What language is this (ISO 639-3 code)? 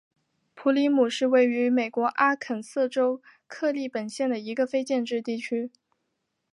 zho